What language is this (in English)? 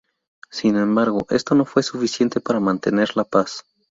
Spanish